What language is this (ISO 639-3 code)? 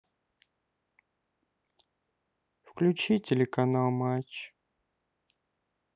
rus